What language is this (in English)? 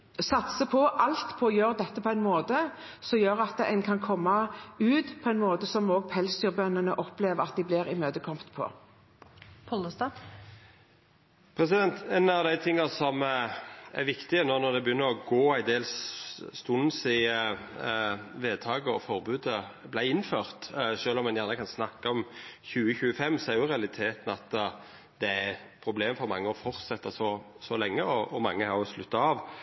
Norwegian